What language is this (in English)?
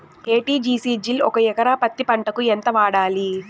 Telugu